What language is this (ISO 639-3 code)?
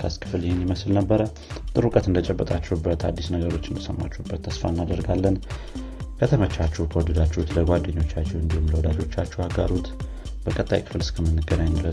amh